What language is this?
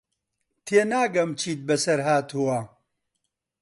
Central Kurdish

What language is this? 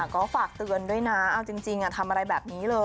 Thai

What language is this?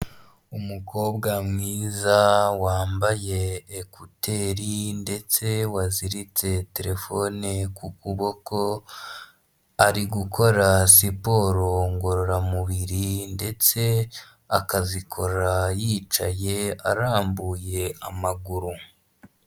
Kinyarwanda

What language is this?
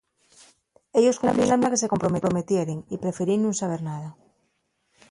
Asturian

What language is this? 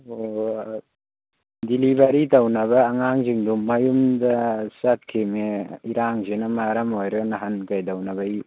Manipuri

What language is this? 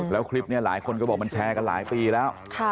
Thai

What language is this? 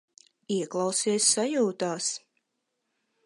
Latvian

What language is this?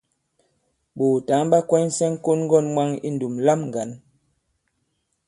Bankon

